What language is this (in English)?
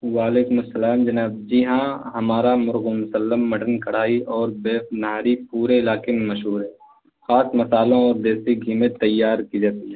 Urdu